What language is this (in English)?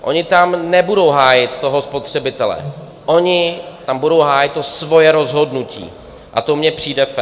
Czech